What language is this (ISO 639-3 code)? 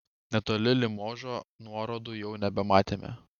lit